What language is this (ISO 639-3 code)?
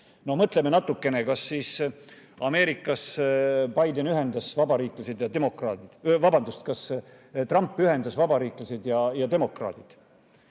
est